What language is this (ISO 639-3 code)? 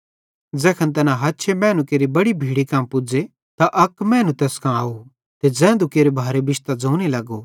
bhd